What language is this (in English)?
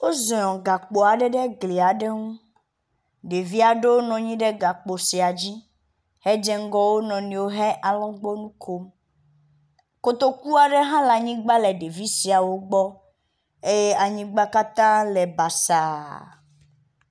Ewe